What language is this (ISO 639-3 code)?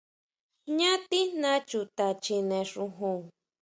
mau